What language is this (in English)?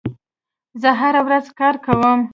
Pashto